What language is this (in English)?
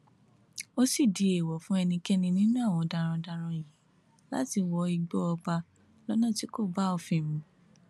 Yoruba